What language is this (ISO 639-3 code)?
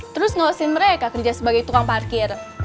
ind